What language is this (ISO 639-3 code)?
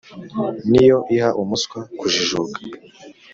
kin